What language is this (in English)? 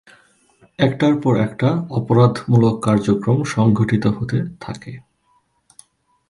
Bangla